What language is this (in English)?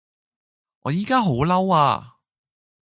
Cantonese